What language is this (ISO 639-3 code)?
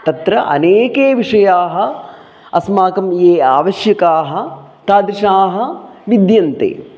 san